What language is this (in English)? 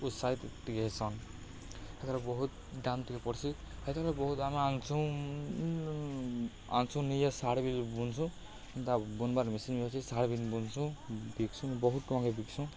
Odia